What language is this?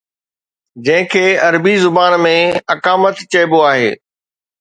Sindhi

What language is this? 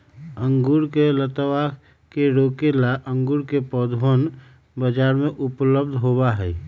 Magahi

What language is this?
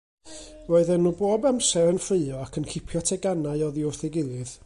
Welsh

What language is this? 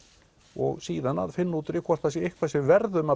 Icelandic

